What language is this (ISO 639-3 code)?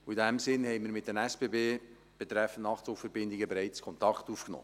gsw